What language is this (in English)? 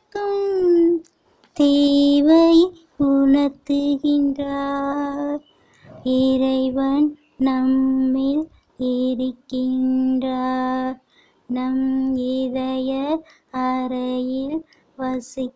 Tamil